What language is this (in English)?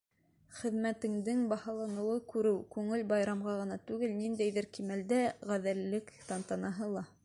Bashkir